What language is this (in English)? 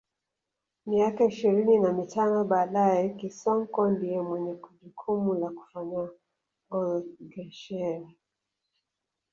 Swahili